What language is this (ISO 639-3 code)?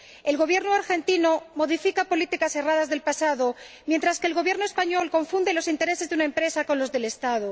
spa